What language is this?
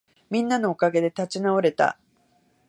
Japanese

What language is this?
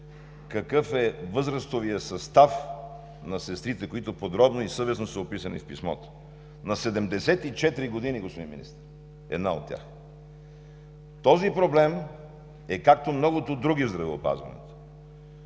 Bulgarian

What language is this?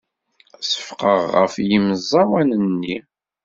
Kabyle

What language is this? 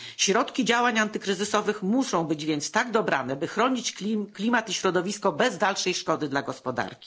Polish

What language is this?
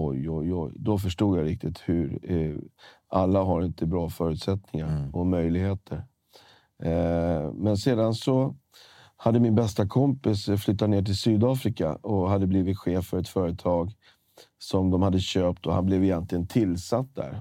Swedish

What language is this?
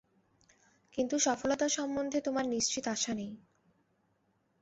Bangla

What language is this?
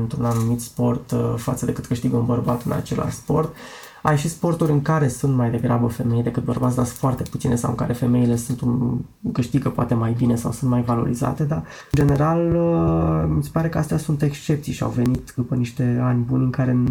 Romanian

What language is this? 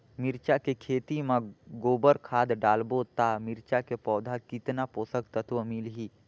Chhattisgarhi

